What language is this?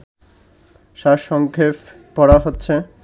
Bangla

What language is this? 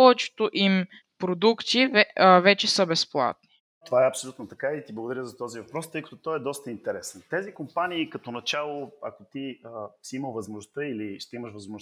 Bulgarian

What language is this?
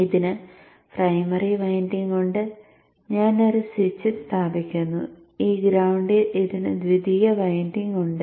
Malayalam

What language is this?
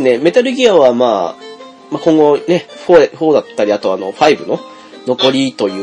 Japanese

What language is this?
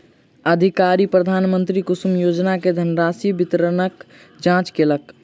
Maithili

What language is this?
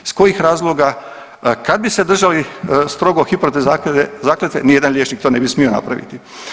Croatian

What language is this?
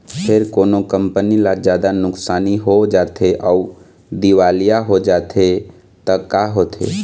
Chhattisgarhi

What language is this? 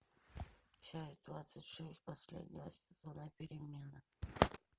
Russian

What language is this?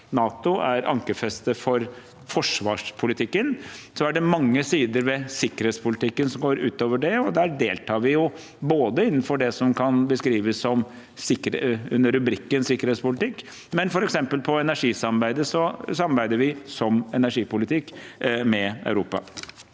Norwegian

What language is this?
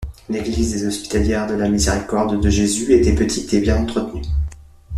French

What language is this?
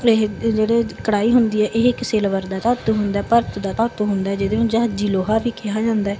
Punjabi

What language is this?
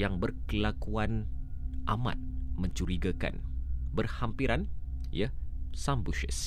Malay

